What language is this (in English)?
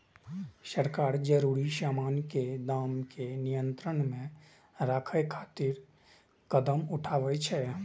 Maithili